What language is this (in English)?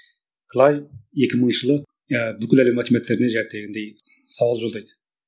Kazakh